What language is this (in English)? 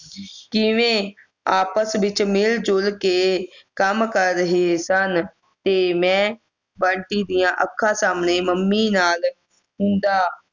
Punjabi